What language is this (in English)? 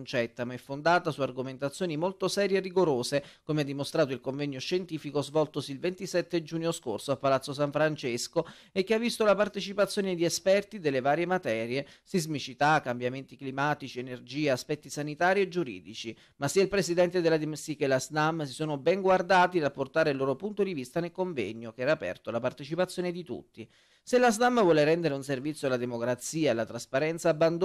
Italian